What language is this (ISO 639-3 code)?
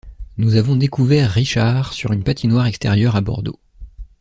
fra